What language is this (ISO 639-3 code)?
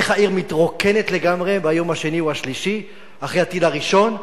heb